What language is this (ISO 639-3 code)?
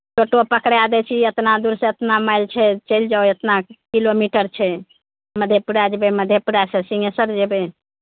mai